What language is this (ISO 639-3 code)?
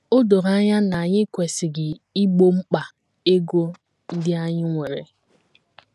ibo